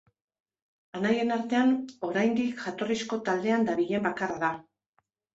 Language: Basque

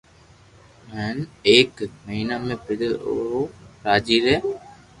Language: Loarki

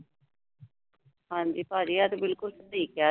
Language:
Punjabi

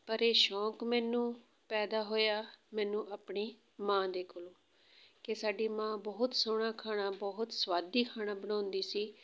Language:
Punjabi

